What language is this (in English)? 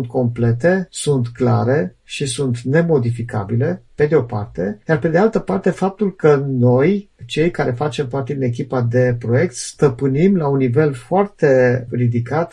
Romanian